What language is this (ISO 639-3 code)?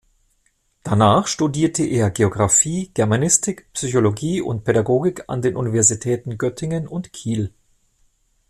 deu